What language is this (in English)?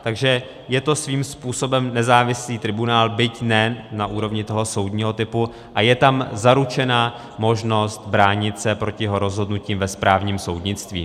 Czech